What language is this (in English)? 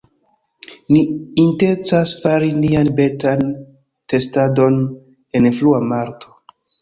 Esperanto